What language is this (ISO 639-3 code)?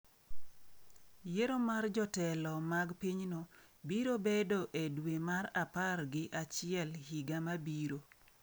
luo